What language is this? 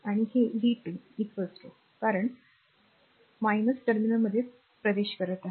Marathi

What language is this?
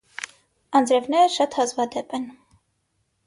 Armenian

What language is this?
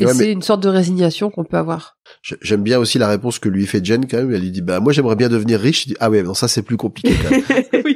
French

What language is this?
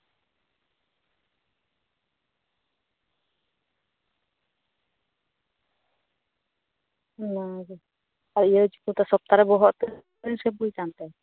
Santali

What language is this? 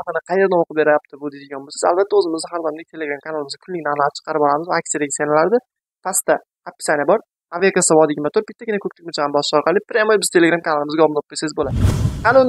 Turkish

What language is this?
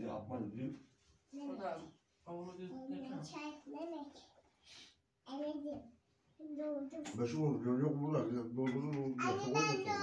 Turkish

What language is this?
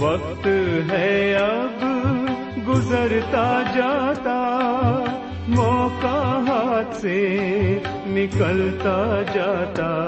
Urdu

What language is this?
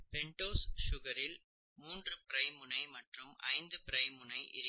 Tamil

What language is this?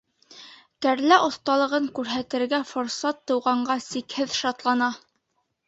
Bashkir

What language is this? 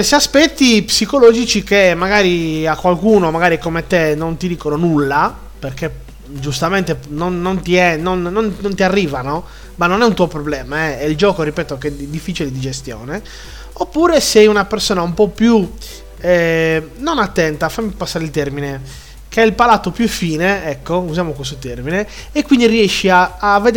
Italian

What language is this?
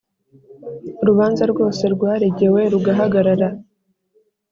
Kinyarwanda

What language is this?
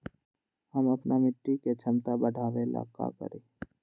Magahi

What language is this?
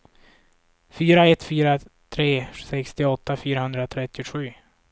Swedish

